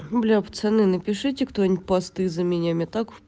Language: Russian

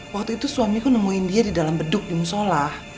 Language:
Indonesian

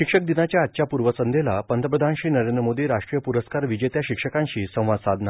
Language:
Marathi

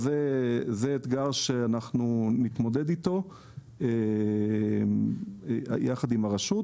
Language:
Hebrew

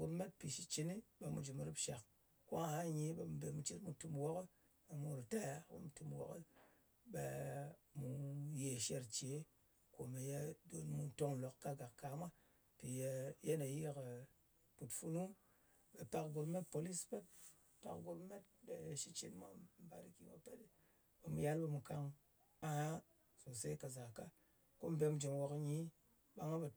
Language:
Ngas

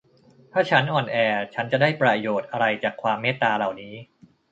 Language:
Thai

